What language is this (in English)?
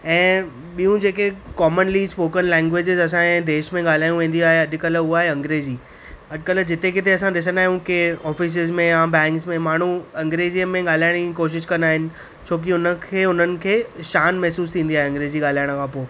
Sindhi